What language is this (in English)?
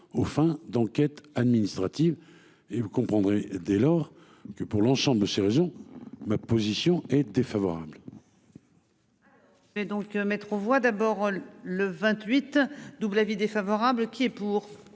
French